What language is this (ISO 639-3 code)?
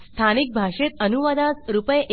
mar